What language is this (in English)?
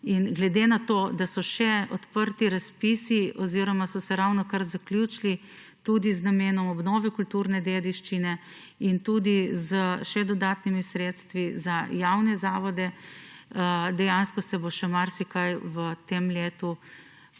Slovenian